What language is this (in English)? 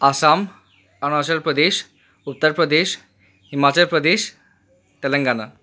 Assamese